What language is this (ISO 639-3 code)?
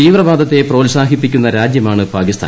mal